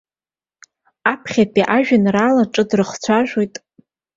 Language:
Abkhazian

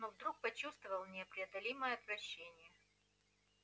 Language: Russian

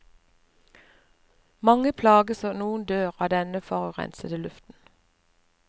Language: Norwegian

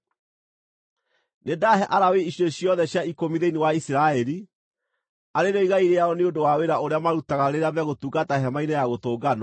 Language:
Kikuyu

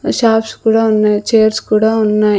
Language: Telugu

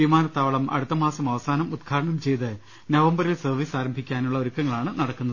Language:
Malayalam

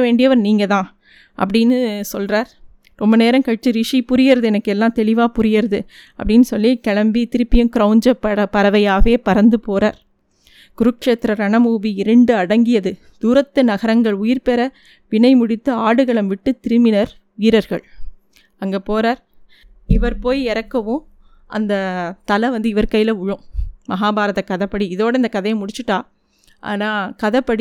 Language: Tamil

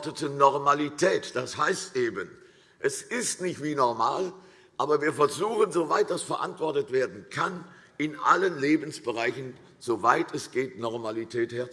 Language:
German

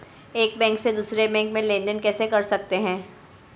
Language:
Hindi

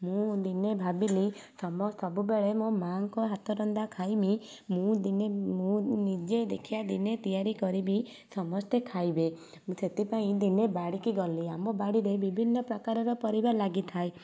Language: Odia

